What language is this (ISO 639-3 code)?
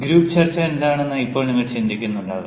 mal